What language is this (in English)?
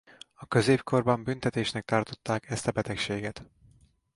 Hungarian